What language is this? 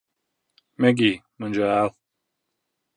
Latvian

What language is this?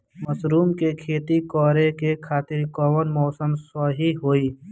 Bhojpuri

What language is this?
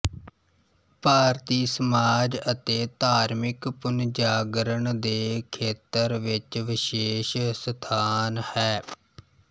Punjabi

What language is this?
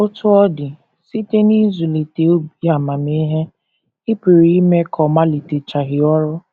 Igbo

